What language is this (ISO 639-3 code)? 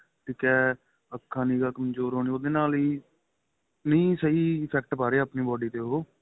pan